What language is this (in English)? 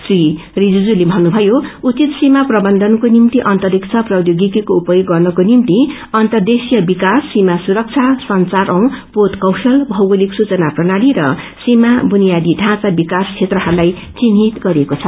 Nepali